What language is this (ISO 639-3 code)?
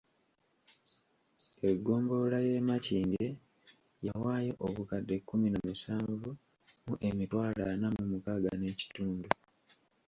lug